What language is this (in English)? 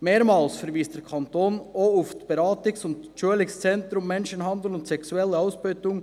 Swiss German